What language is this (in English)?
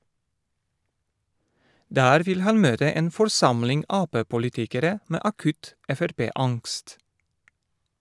Norwegian